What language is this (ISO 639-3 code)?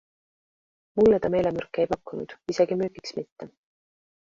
est